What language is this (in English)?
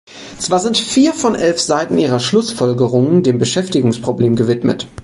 German